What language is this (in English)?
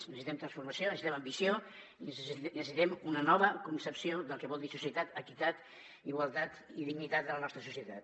Catalan